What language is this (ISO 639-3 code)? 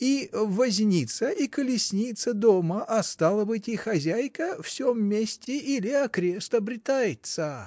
rus